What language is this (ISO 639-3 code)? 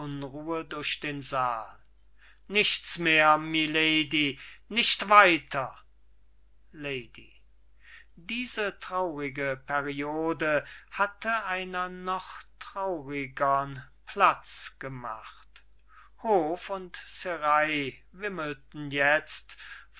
deu